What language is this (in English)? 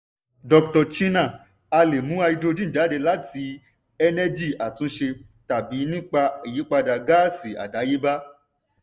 Yoruba